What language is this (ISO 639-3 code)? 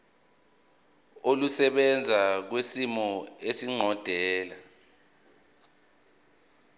zul